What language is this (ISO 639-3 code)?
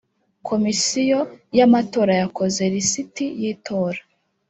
kin